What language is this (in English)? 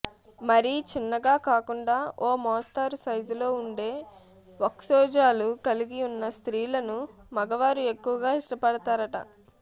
Telugu